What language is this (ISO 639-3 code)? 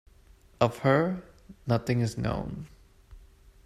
eng